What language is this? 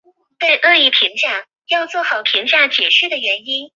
Chinese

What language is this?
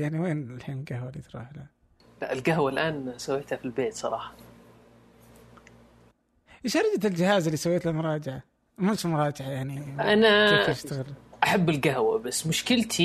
Arabic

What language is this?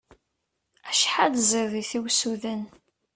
Kabyle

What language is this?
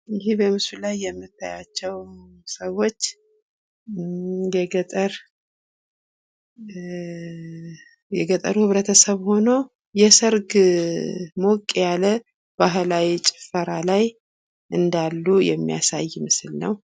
Amharic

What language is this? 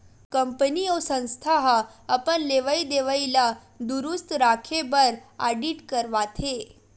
Chhattisgarhi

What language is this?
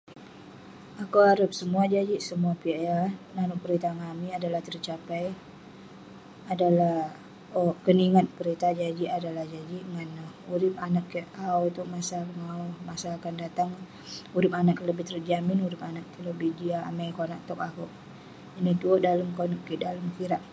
Western Penan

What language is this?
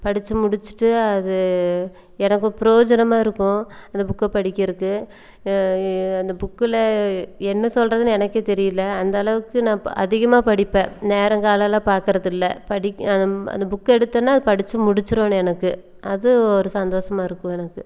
Tamil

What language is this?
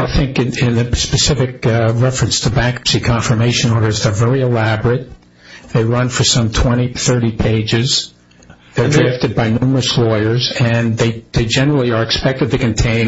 English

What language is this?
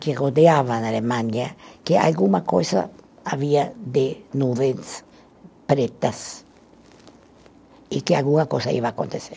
Portuguese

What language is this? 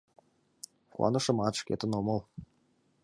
Mari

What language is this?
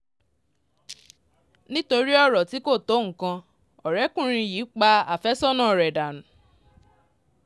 Yoruba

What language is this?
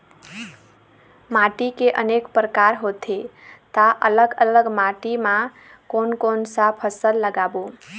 Chhattisgarhi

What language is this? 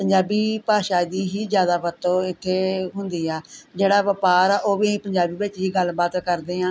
Punjabi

